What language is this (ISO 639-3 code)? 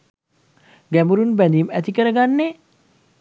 sin